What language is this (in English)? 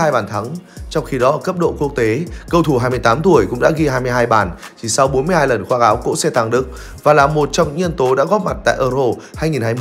Vietnamese